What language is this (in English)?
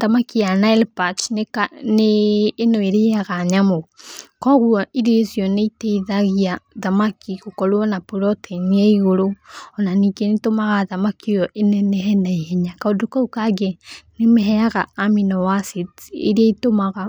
Kikuyu